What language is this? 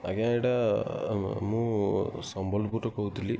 Odia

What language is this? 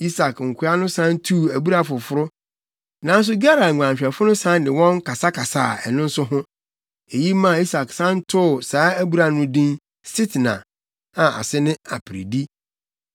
Akan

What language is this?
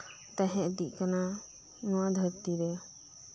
Santali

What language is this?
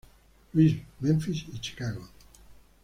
Spanish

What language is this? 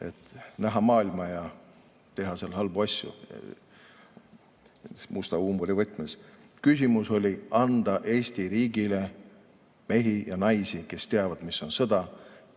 Estonian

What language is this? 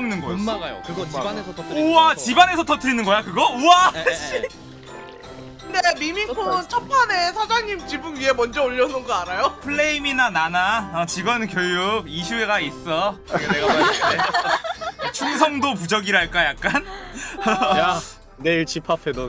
Korean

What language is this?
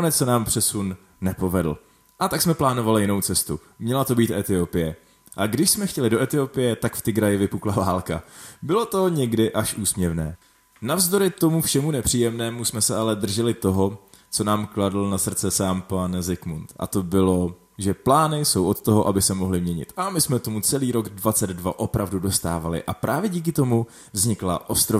Czech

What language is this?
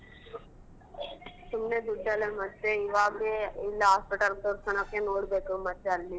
Kannada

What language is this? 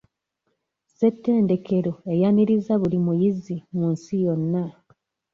Ganda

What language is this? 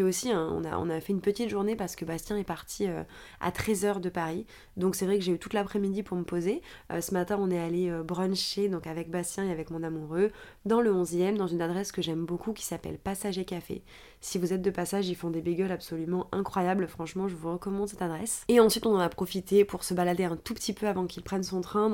French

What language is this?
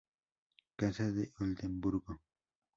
Spanish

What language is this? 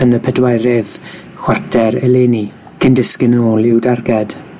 Welsh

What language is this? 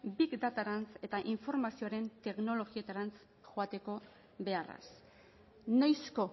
Basque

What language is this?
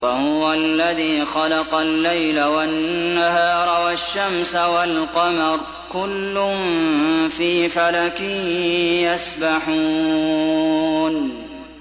Arabic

